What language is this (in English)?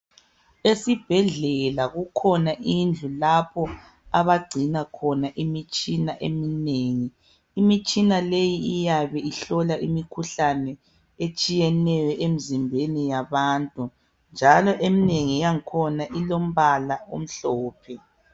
North Ndebele